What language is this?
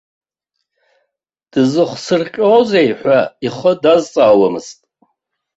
Abkhazian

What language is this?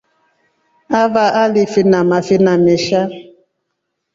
Rombo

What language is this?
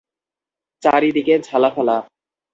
Bangla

